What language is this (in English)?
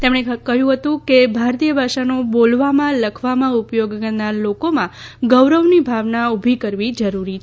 Gujarati